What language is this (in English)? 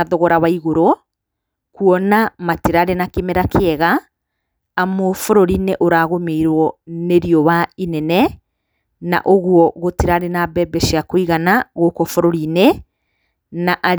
Kikuyu